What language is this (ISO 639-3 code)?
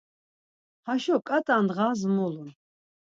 lzz